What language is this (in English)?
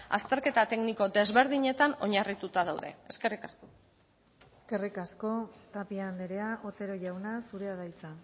Basque